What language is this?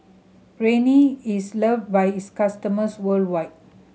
English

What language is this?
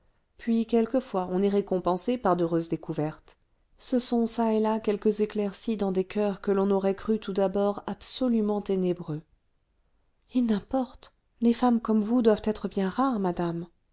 French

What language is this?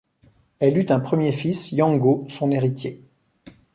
French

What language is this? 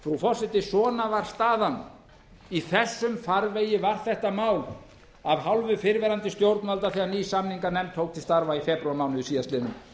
Icelandic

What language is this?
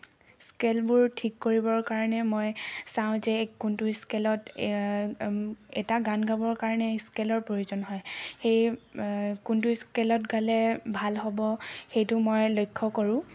Assamese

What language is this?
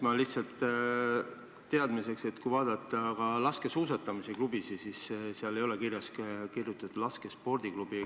Estonian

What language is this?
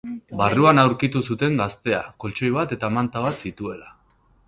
Basque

